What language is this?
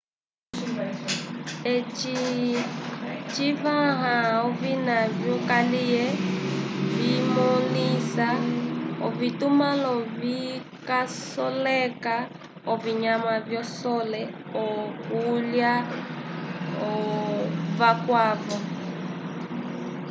Umbundu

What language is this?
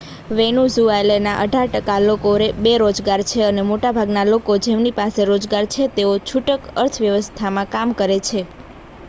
Gujarati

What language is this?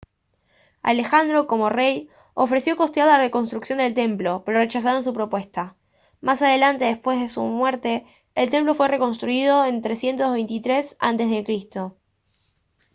Spanish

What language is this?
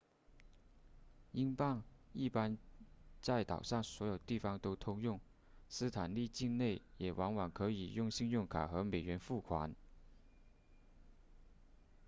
Chinese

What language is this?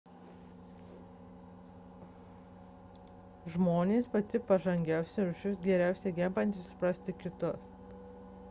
Lithuanian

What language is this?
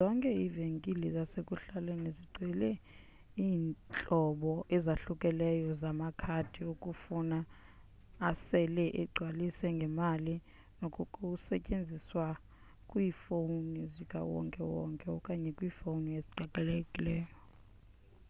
Xhosa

